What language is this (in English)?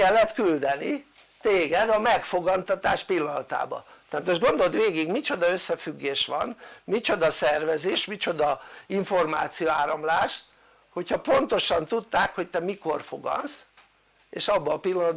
Hungarian